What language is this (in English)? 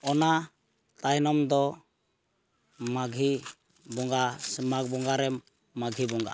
Santali